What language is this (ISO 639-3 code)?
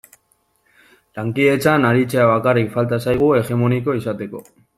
eus